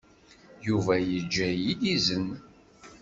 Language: Kabyle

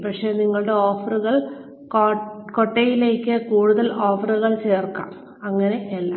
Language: Malayalam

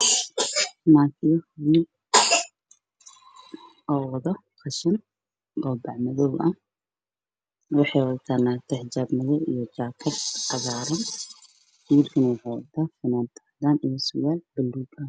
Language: Somali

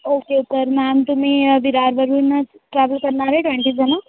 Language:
Marathi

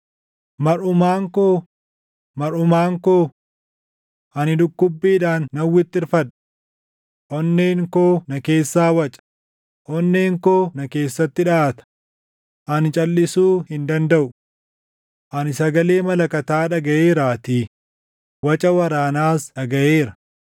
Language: Oromo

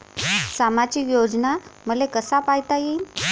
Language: Marathi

